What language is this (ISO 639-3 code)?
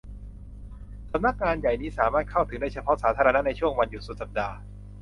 tha